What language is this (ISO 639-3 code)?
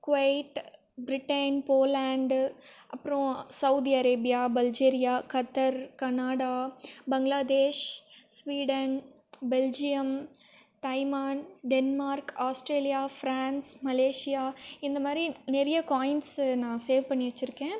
tam